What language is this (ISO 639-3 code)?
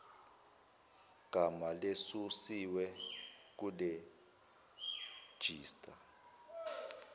zul